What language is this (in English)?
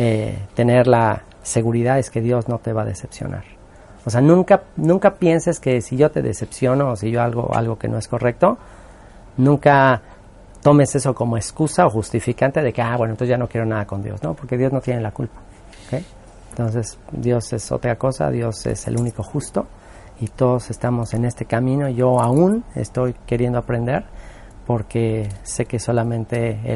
Spanish